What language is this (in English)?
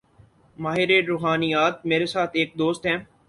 Urdu